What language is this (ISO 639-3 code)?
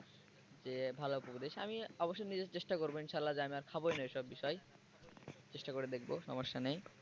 ben